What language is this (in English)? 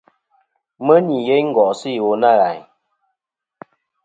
Kom